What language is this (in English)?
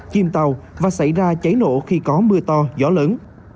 Vietnamese